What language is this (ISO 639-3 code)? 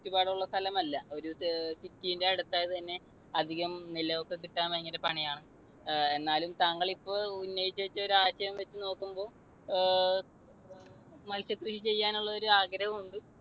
mal